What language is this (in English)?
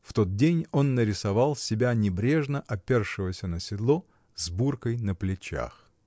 Russian